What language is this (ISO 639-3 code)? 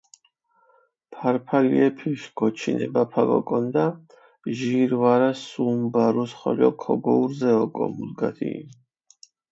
xmf